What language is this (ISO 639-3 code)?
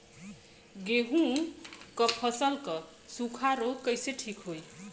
bho